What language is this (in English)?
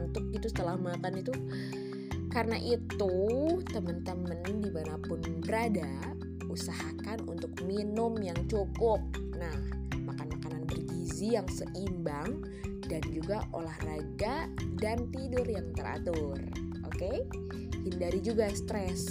Indonesian